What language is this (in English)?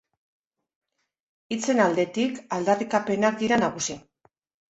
Basque